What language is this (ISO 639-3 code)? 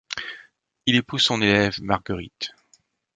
fra